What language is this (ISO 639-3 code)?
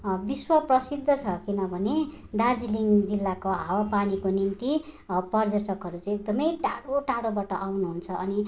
nep